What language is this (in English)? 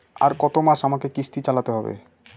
Bangla